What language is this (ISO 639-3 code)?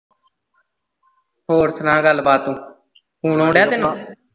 pan